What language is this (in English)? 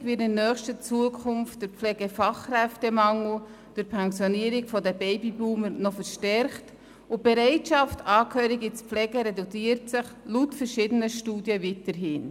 Swiss German